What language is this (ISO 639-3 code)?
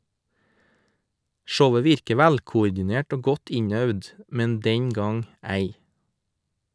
nor